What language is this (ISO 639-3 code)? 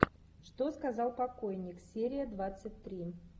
rus